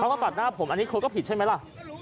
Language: Thai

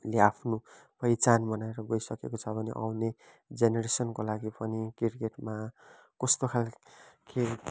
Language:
Nepali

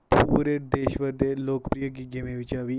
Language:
Dogri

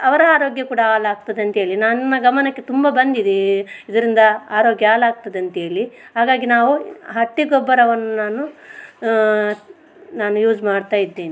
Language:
Kannada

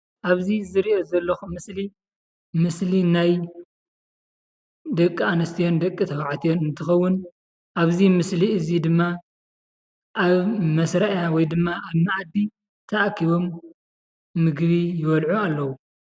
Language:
Tigrinya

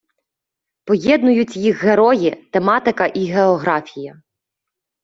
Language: Ukrainian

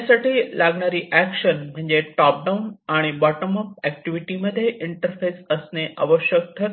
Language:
Marathi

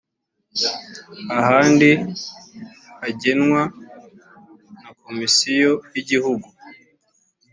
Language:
Kinyarwanda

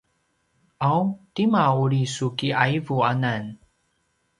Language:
Paiwan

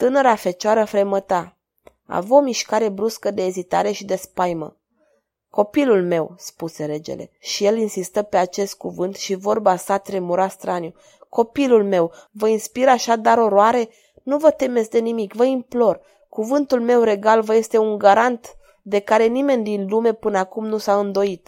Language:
Romanian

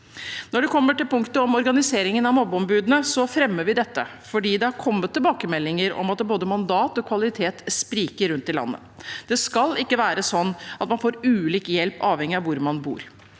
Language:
Norwegian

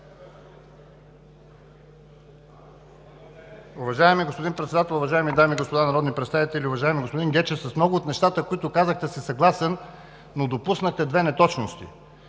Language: Bulgarian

